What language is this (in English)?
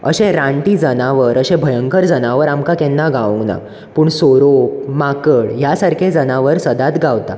Konkani